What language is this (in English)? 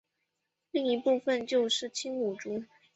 Chinese